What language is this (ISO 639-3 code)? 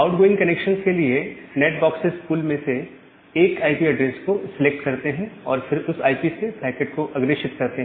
hin